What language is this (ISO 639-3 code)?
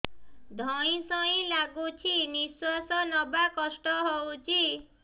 ori